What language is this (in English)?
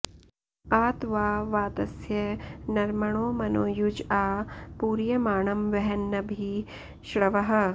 Sanskrit